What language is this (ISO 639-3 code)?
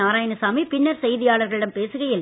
tam